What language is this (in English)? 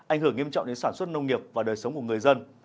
Vietnamese